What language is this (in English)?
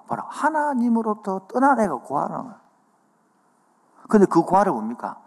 Korean